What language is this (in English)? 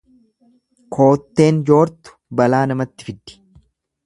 Oromo